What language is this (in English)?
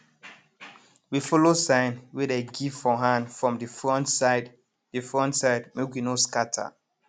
Nigerian Pidgin